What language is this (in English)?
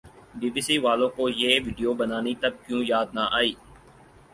Urdu